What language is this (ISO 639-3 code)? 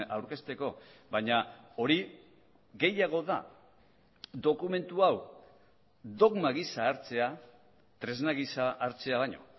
eus